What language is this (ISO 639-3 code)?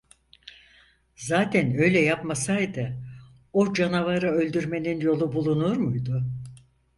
tur